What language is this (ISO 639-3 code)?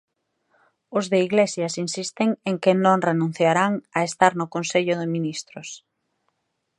glg